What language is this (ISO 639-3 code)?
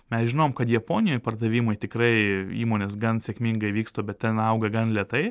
lit